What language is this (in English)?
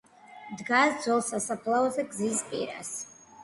Georgian